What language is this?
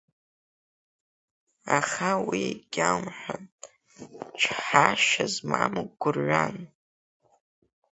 Abkhazian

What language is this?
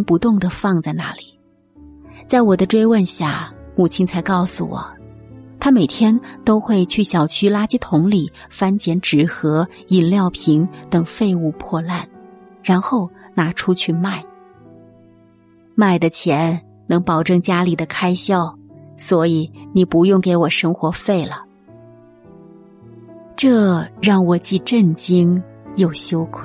Chinese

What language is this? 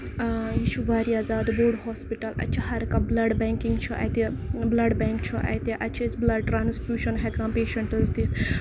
Kashmiri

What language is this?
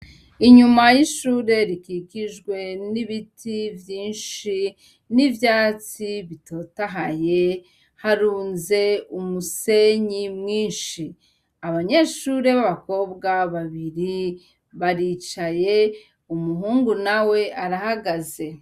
Rundi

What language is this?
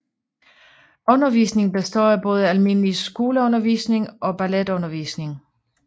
Danish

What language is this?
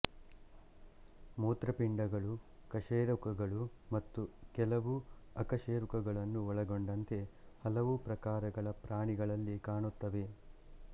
Kannada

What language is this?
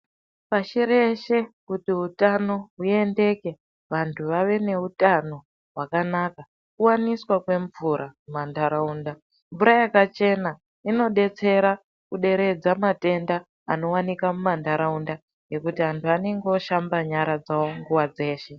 Ndau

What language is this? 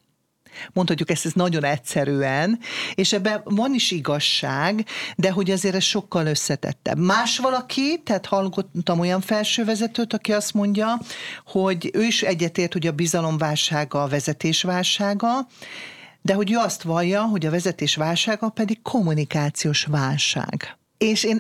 Hungarian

